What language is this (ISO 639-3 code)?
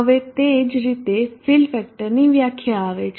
guj